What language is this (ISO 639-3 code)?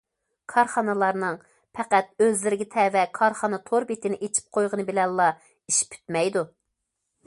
uig